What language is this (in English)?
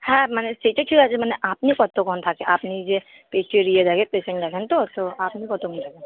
Bangla